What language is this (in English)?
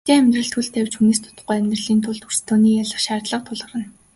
Mongolian